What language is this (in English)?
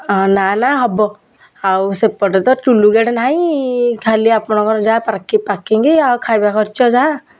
Odia